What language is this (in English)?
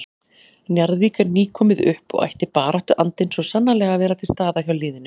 Icelandic